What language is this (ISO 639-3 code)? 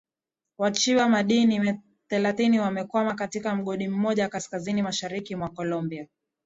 swa